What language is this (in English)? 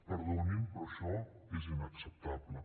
Catalan